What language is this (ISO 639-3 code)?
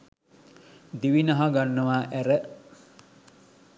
sin